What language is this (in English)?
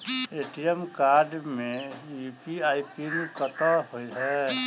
Maithili